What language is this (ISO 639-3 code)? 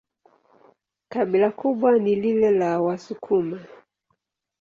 swa